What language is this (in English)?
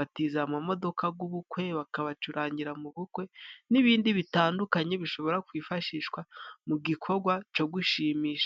Kinyarwanda